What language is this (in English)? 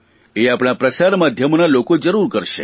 Gujarati